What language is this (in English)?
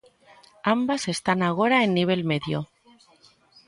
Galician